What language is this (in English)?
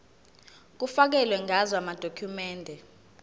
Zulu